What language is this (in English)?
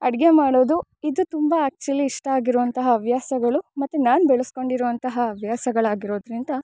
Kannada